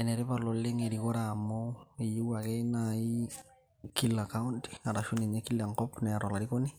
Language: Masai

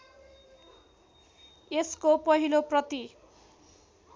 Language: Nepali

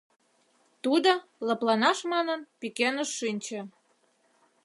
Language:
Mari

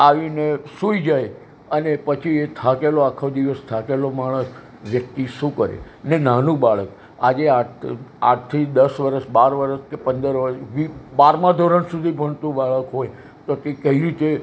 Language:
Gujarati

